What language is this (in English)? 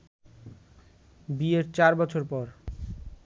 Bangla